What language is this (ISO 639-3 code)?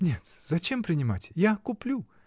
rus